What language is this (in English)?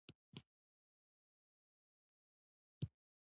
Pashto